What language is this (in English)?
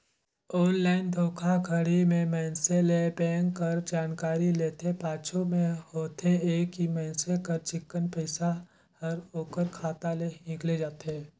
Chhattisgarhi